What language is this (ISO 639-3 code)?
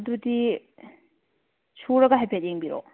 mni